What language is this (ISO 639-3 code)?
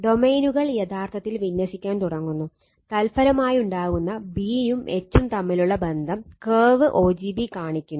mal